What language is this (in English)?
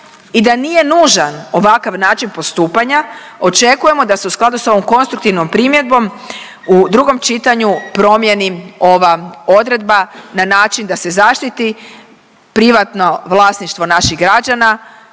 Croatian